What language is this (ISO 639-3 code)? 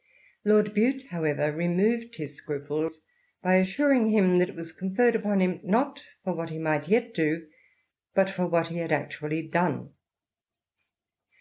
eng